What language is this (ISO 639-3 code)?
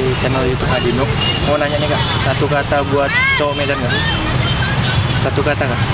ind